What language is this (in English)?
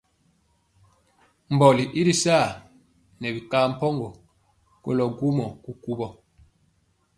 Mpiemo